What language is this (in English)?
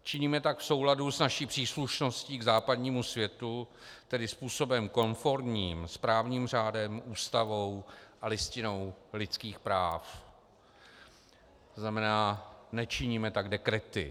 Czech